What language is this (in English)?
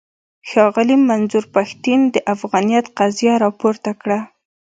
Pashto